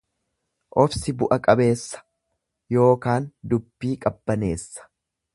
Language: Oromo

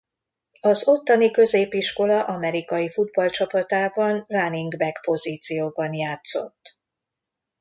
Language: Hungarian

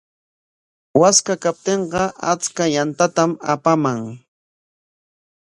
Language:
Corongo Ancash Quechua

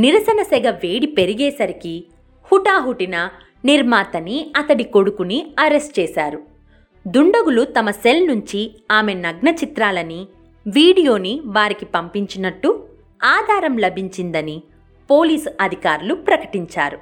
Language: Telugu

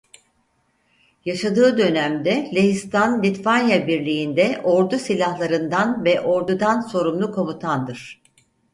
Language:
Turkish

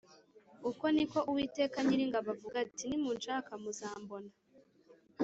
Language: Kinyarwanda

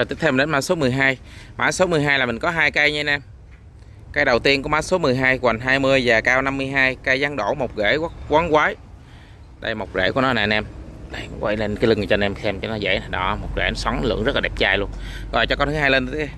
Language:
Vietnamese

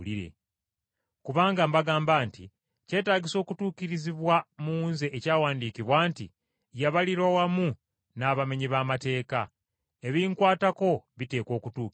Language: Ganda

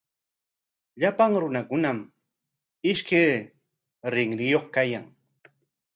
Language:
Corongo Ancash Quechua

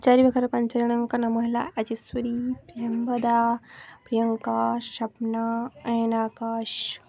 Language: Odia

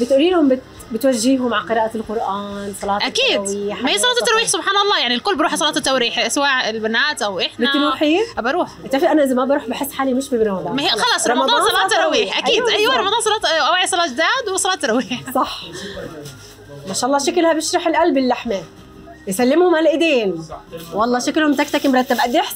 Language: Arabic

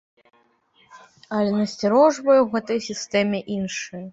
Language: Belarusian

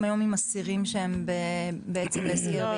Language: Hebrew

